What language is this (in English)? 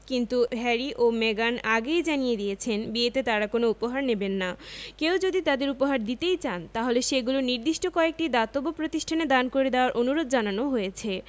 Bangla